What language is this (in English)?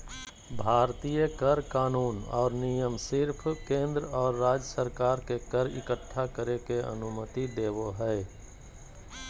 Magahi